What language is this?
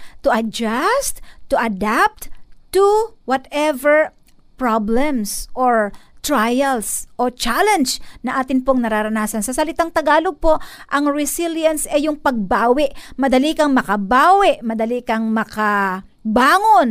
Filipino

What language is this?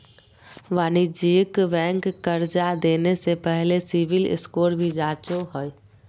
Magahi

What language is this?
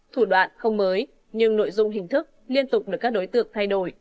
Vietnamese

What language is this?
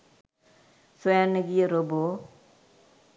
Sinhala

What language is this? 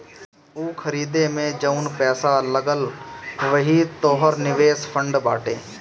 Bhojpuri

